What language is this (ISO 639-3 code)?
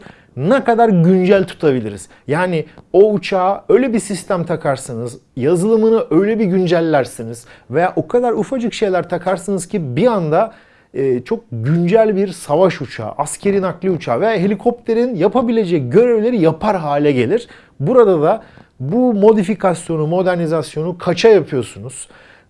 tur